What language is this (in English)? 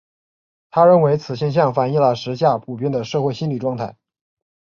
Chinese